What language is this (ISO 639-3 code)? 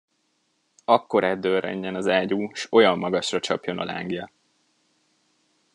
hun